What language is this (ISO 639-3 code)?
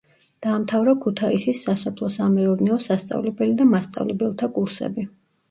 kat